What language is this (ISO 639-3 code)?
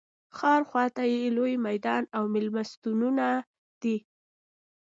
pus